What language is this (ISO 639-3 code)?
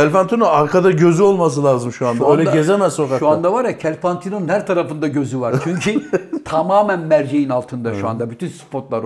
tur